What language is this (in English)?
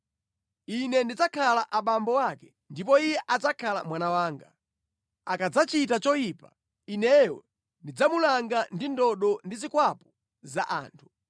Nyanja